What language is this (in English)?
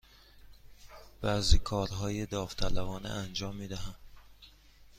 Persian